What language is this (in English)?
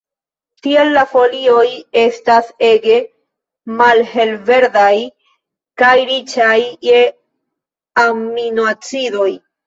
Esperanto